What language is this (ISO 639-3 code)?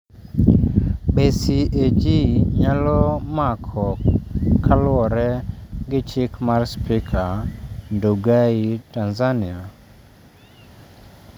luo